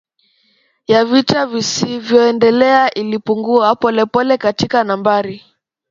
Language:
Swahili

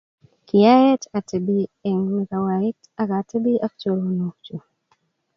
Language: Kalenjin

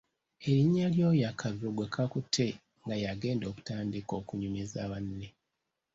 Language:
Ganda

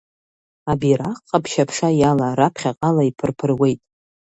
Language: Abkhazian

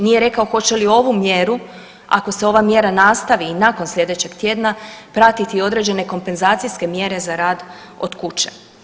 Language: Croatian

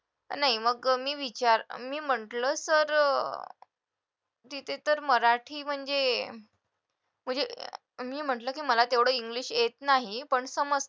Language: Marathi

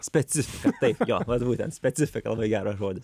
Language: Lithuanian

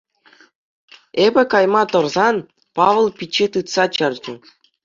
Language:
Chuvash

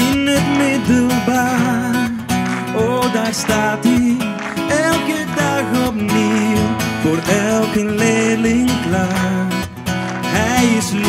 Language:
Dutch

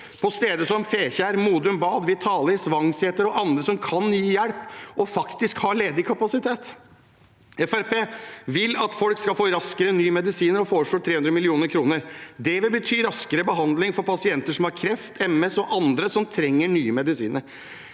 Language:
Norwegian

